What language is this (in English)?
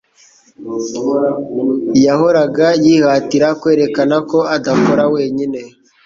Kinyarwanda